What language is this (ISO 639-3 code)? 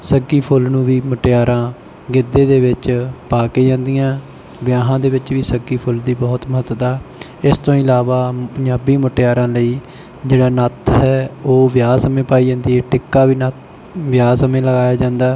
pan